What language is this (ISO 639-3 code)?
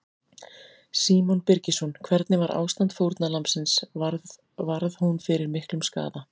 isl